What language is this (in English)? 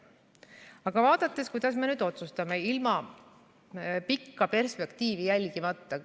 Estonian